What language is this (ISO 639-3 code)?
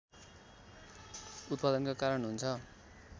nep